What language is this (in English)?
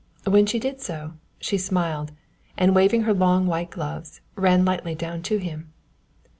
English